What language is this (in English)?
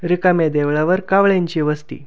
Marathi